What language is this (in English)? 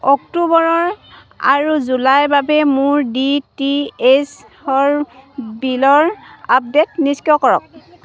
Assamese